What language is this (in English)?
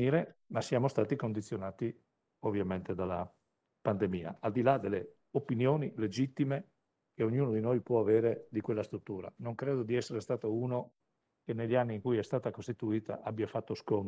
Italian